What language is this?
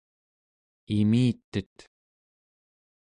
Central Yupik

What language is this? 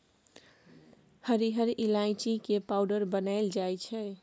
Maithili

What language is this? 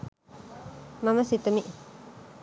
Sinhala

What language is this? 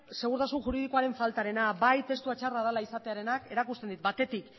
Basque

